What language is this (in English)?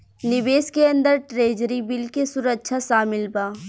Bhojpuri